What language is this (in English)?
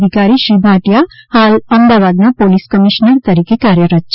Gujarati